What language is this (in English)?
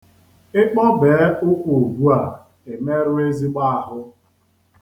Igbo